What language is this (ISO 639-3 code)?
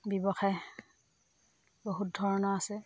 asm